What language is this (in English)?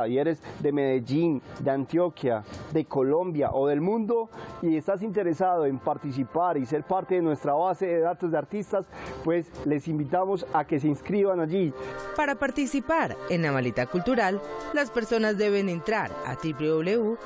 Spanish